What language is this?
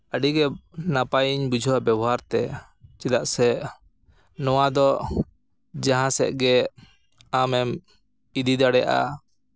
Santali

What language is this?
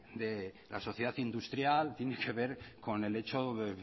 Spanish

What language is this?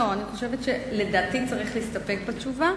Hebrew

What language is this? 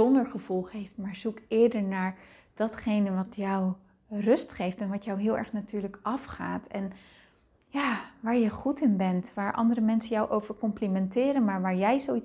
Dutch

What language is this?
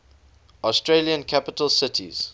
English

